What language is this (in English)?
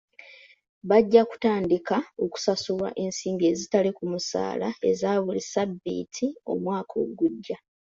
Ganda